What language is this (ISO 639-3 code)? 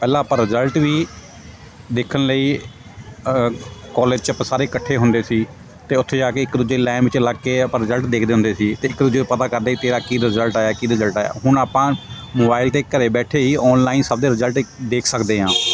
pan